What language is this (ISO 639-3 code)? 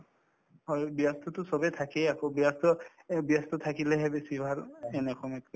asm